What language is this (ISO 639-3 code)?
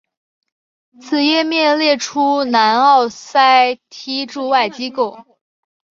zho